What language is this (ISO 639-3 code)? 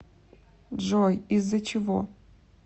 rus